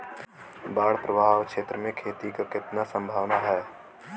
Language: Bhojpuri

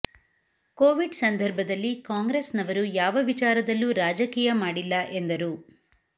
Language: Kannada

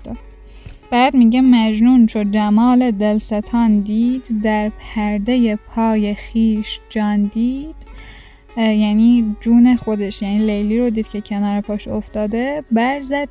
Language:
Persian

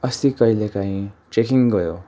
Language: Nepali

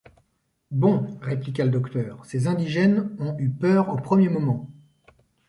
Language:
French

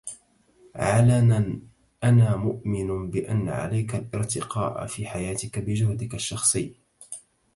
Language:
Arabic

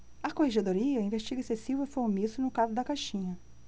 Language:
Portuguese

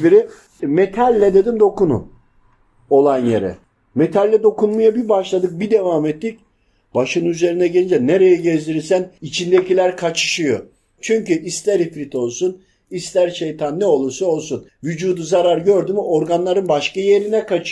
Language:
Turkish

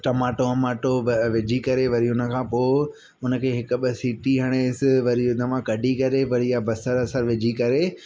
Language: Sindhi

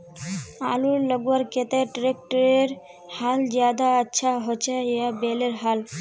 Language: Magahi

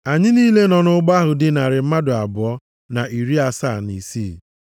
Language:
Igbo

